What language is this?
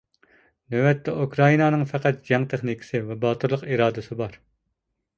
Uyghur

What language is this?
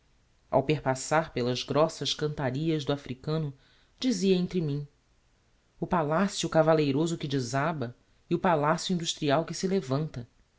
Portuguese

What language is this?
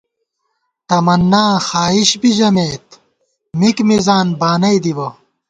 Gawar-Bati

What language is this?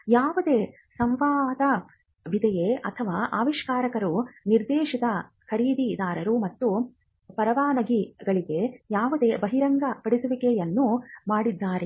Kannada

